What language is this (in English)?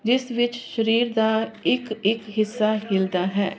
Punjabi